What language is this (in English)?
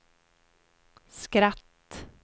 Swedish